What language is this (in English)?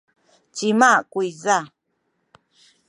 Sakizaya